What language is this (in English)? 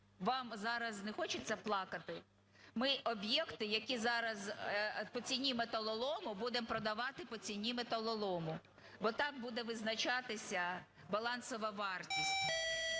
Ukrainian